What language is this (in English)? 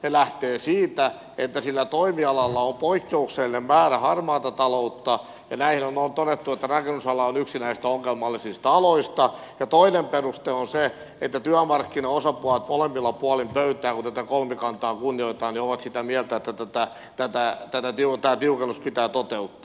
Finnish